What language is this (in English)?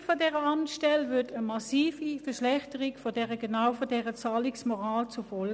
Swiss German